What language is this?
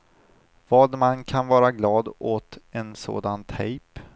Swedish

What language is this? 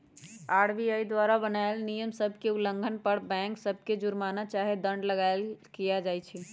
Magahi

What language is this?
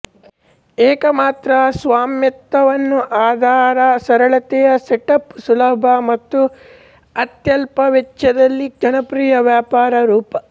Kannada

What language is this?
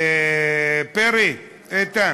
Hebrew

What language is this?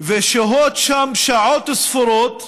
Hebrew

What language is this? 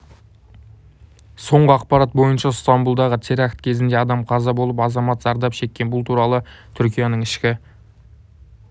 Kazakh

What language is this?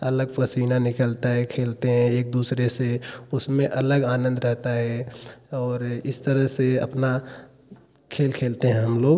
Hindi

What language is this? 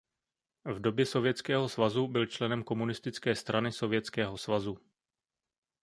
Czech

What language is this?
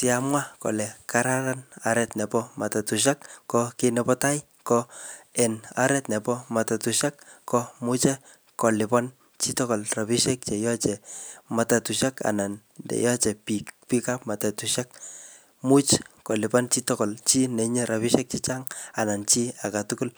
Kalenjin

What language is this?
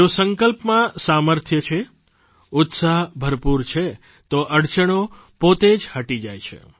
Gujarati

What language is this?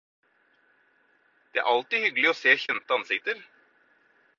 Norwegian Bokmål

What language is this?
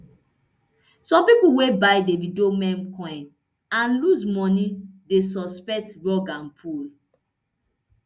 Nigerian Pidgin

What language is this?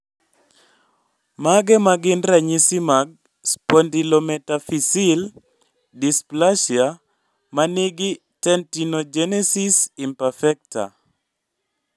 Luo (Kenya and Tanzania)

